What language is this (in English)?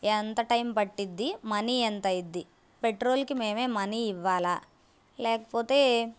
Telugu